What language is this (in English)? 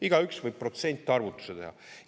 Estonian